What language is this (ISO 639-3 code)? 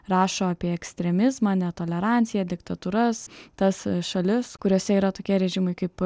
lit